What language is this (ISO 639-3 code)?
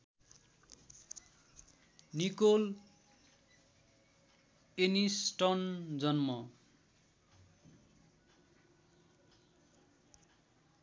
nep